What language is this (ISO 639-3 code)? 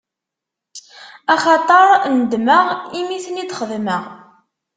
kab